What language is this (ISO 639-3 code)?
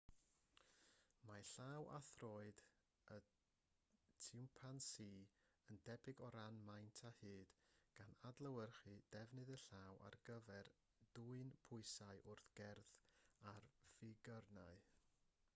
cym